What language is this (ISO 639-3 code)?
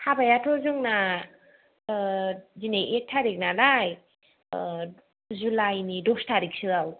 brx